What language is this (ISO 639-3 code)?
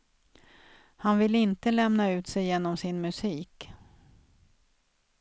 swe